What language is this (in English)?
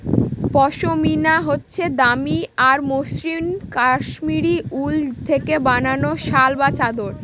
Bangla